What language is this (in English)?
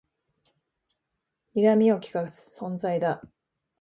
Japanese